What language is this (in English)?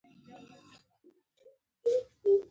Pashto